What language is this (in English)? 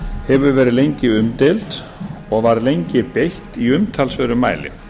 Icelandic